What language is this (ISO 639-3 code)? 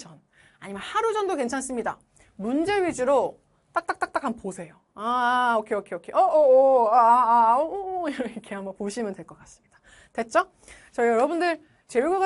kor